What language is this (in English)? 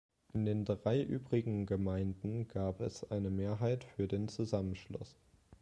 German